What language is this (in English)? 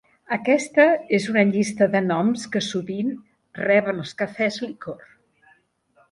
Catalan